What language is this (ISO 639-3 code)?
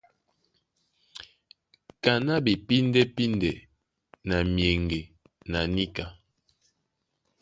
dua